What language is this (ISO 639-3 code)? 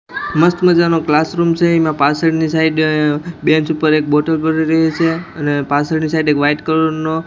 guj